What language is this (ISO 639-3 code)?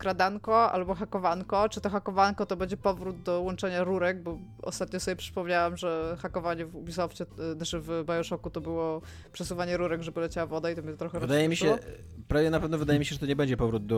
pol